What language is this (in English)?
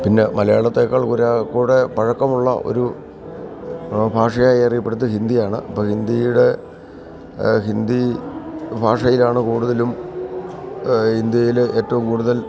Malayalam